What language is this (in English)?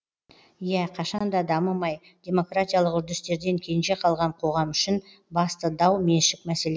Kazakh